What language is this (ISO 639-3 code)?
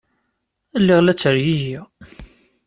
kab